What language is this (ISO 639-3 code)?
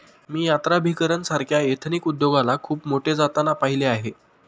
mar